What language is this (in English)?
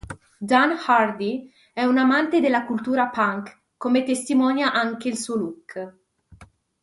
Italian